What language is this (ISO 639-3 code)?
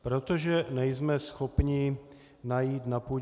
ces